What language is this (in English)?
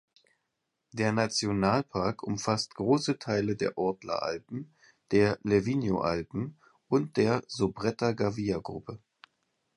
German